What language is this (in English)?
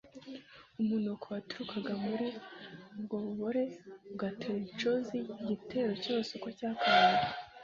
Kinyarwanda